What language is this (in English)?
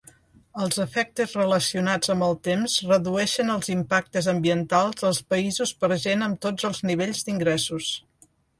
Catalan